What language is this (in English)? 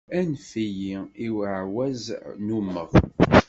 Kabyle